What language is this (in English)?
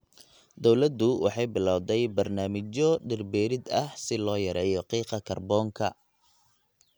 Somali